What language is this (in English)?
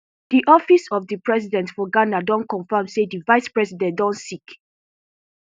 Nigerian Pidgin